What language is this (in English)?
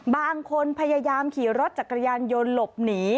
Thai